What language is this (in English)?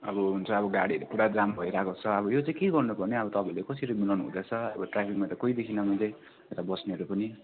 Nepali